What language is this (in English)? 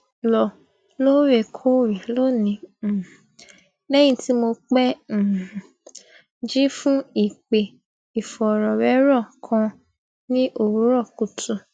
Yoruba